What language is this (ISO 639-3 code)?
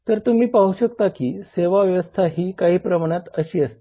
mar